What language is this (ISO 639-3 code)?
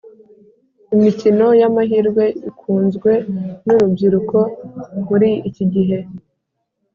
kin